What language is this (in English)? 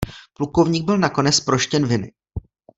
Czech